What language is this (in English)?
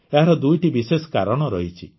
Odia